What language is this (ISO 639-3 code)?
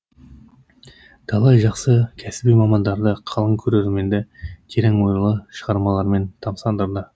kaz